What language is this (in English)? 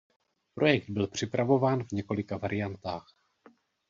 Czech